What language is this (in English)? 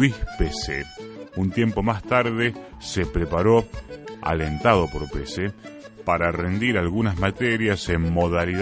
Spanish